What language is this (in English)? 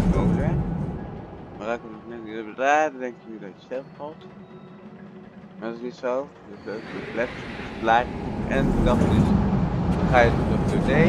Dutch